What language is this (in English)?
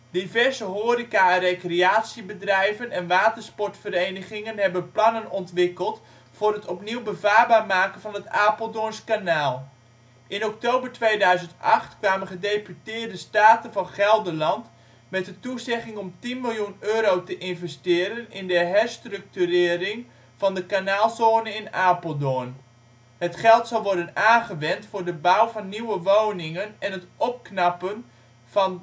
Dutch